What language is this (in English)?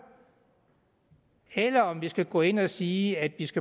Danish